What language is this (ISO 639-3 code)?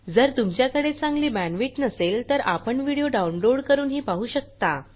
mar